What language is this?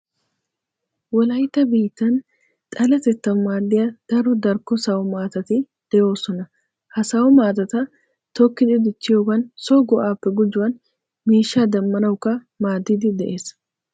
Wolaytta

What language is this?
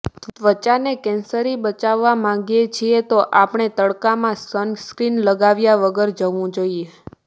Gujarati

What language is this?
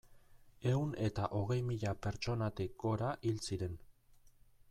Basque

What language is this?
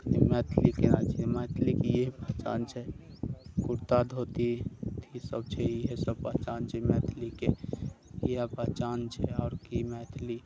Maithili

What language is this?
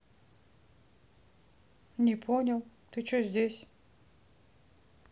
Russian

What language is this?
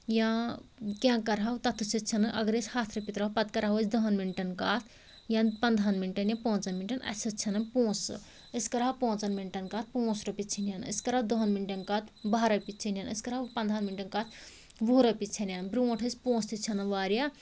Kashmiri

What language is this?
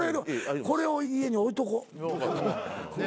Japanese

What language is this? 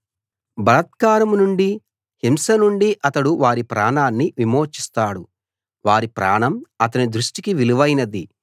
Telugu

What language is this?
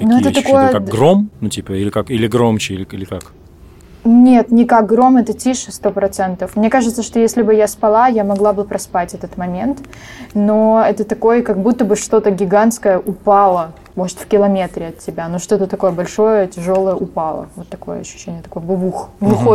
Russian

